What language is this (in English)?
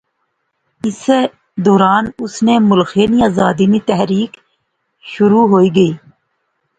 Pahari-Potwari